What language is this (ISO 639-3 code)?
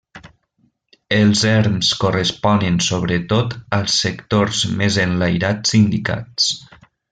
cat